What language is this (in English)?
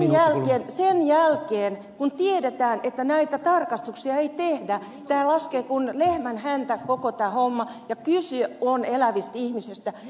Finnish